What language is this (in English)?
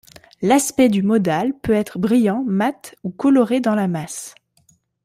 French